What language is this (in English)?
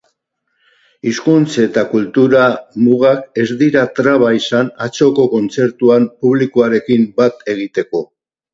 Basque